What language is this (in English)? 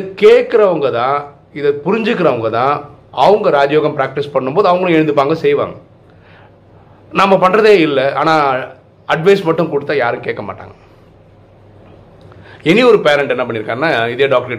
Tamil